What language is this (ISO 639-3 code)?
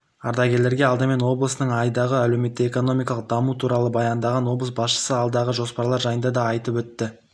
kaz